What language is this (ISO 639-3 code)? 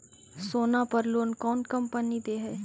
mag